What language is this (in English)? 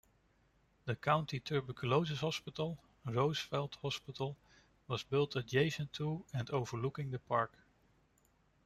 English